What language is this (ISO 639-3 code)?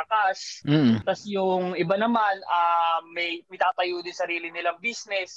fil